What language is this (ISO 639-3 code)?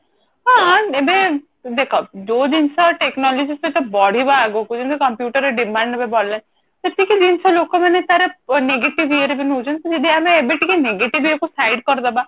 ori